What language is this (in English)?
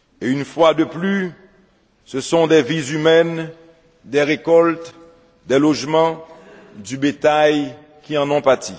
French